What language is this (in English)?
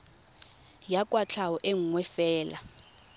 Tswana